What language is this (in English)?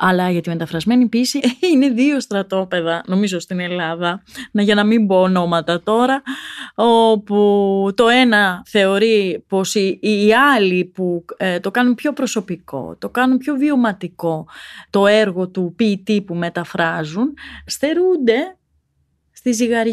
Greek